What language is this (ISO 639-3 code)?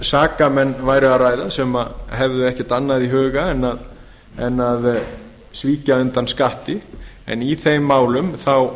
isl